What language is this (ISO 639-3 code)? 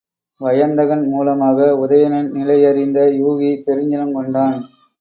tam